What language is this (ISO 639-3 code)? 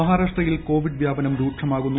mal